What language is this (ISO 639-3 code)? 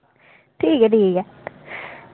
doi